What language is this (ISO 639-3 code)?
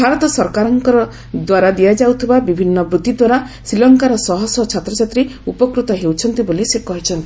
ori